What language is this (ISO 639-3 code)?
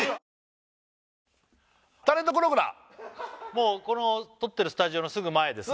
jpn